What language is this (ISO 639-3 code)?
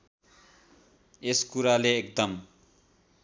nep